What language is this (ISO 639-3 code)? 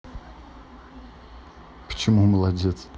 rus